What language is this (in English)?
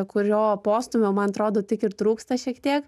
Lithuanian